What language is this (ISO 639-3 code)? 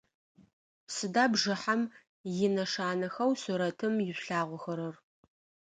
ady